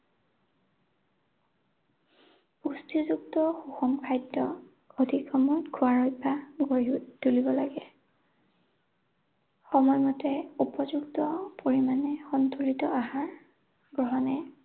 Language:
Assamese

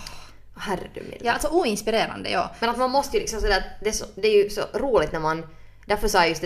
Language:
Swedish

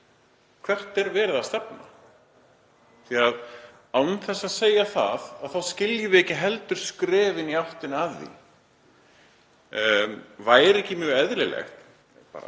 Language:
Icelandic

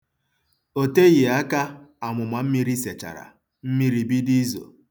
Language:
Igbo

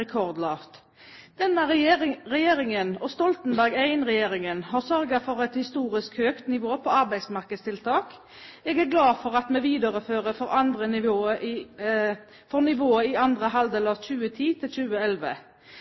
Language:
Norwegian Bokmål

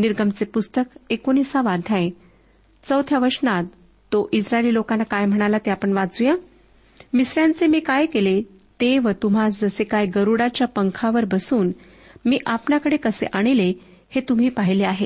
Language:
Marathi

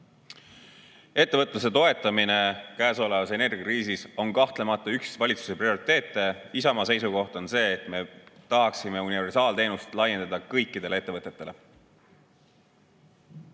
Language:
Estonian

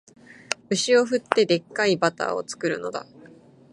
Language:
Japanese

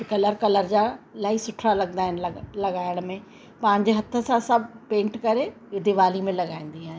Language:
Sindhi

